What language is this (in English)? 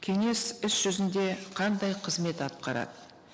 Kazakh